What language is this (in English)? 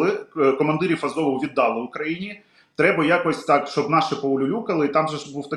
Ukrainian